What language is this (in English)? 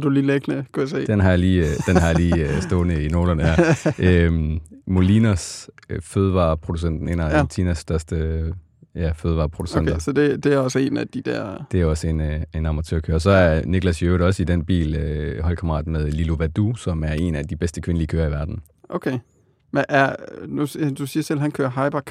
Danish